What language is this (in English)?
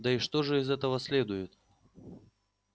Russian